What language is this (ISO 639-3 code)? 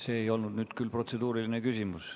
est